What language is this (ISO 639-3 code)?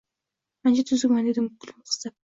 uzb